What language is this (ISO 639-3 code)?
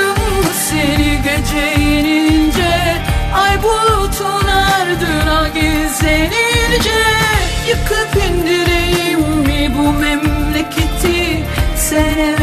tur